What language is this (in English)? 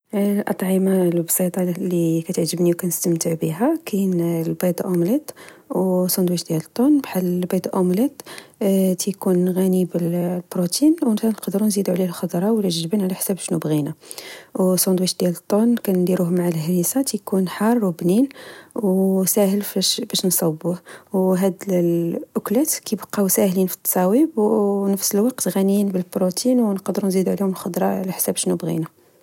Moroccan Arabic